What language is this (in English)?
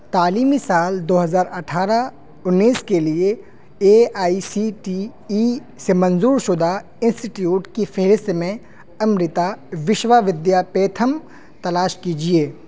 Urdu